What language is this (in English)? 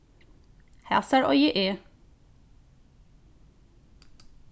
Faroese